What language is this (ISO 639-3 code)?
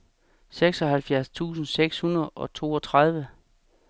dan